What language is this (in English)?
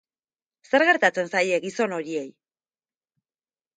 Basque